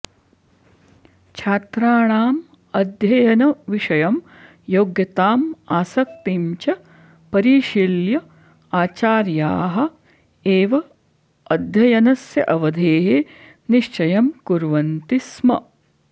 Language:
Sanskrit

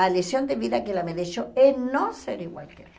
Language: Portuguese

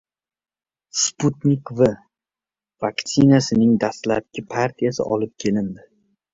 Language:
Uzbek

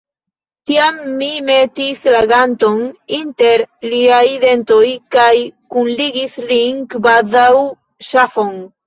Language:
Esperanto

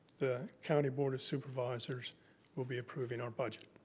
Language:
English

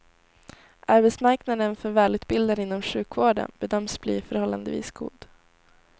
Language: Swedish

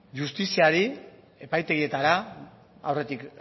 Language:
Basque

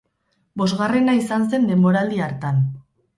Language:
Basque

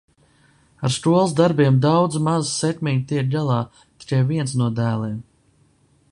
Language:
Latvian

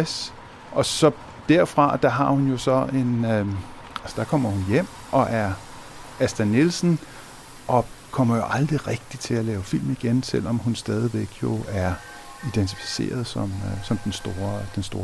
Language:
Danish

